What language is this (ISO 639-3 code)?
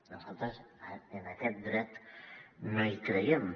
cat